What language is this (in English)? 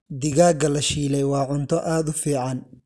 Somali